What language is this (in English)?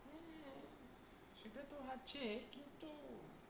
Bangla